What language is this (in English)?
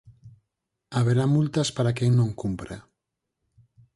Galician